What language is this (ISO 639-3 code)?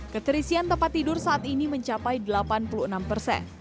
ind